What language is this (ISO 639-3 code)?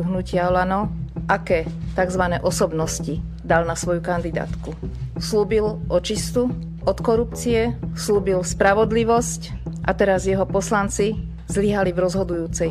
ces